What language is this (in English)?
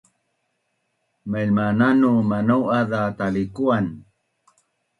Bunun